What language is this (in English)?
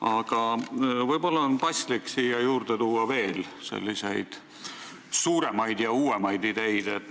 Estonian